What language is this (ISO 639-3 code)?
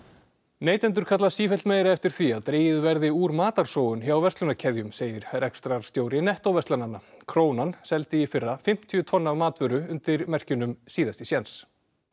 isl